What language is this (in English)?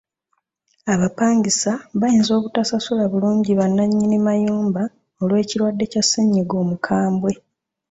Ganda